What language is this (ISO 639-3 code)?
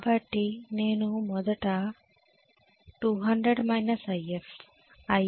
tel